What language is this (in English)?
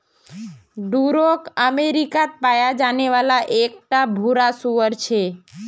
Magahi